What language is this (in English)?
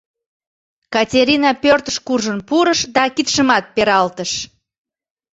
Mari